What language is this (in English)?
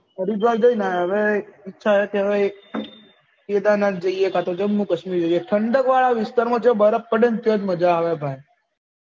Gujarati